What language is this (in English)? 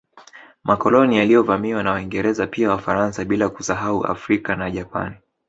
Swahili